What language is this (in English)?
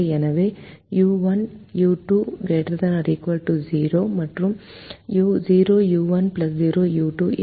Tamil